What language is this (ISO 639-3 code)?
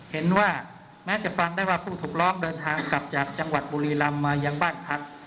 tha